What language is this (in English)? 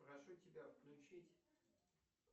Russian